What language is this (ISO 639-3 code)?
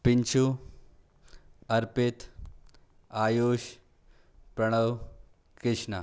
hin